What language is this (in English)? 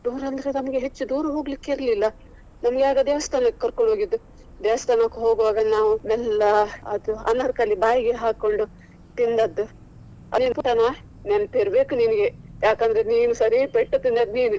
Kannada